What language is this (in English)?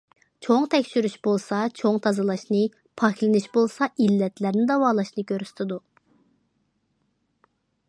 Uyghur